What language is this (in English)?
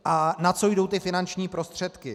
Czech